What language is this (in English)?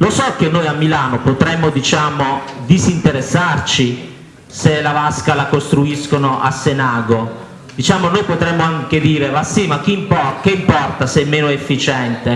Italian